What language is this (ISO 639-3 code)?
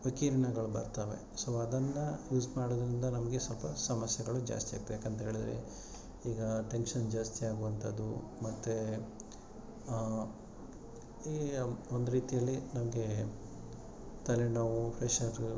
kan